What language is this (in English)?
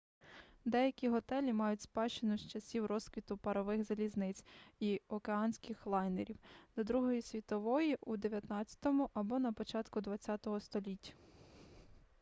Ukrainian